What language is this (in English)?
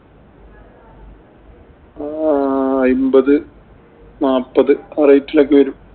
Malayalam